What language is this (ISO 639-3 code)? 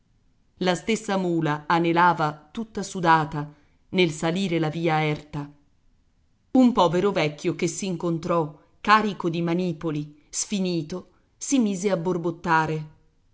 ita